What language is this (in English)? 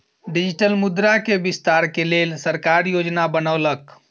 Maithili